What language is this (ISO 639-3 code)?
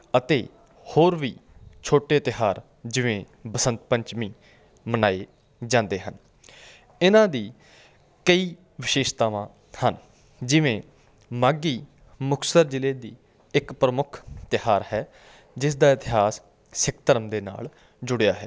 pan